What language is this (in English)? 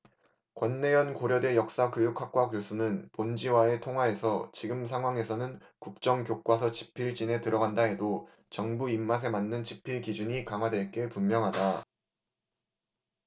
Korean